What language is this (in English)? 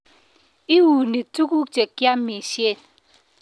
Kalenjin